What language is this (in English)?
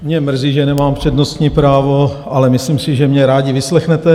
Czech